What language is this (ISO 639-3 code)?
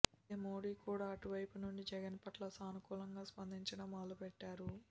tel